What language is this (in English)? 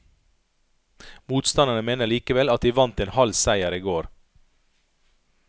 Norwegian